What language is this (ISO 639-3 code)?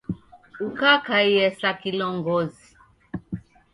dav